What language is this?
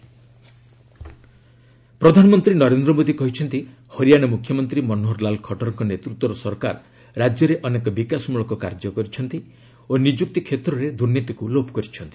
Odia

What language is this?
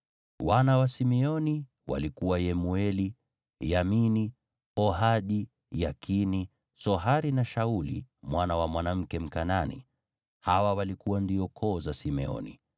Swahili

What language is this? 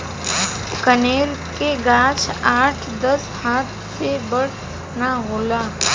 Bhojpuri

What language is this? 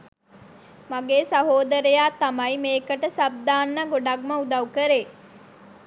Sinhala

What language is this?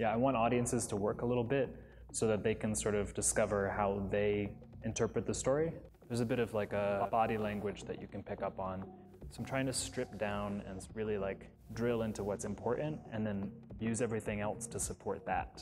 English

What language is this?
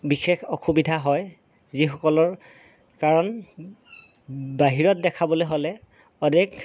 Assamese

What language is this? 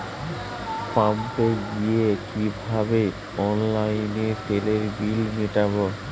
Bangla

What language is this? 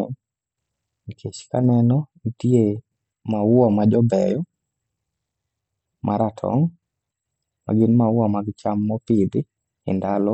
Luo (Kenya and Tanzania)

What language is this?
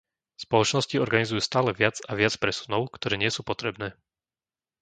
Slovak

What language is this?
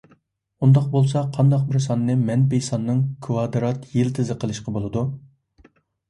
Uyghur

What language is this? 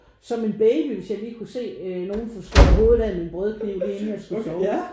Danish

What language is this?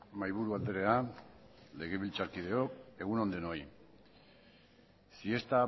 Basque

